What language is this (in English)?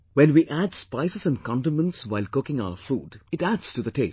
English